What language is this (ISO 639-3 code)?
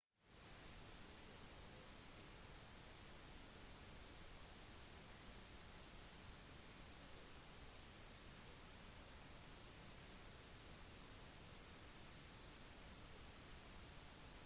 nob